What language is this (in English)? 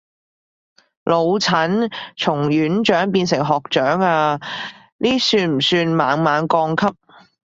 Cantonese